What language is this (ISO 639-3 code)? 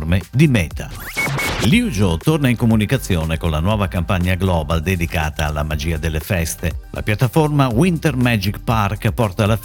ita